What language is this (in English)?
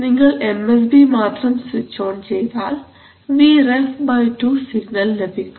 Malayalam